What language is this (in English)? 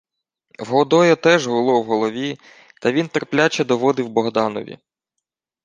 Ukrainian